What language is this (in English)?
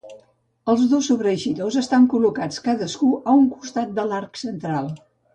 Catalan